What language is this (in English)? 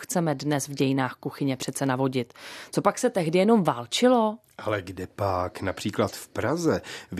Czech